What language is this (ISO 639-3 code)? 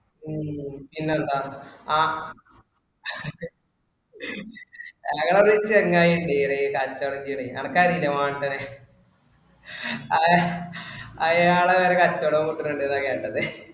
mal